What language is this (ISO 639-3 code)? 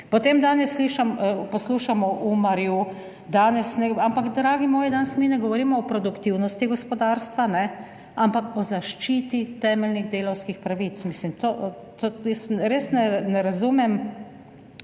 slv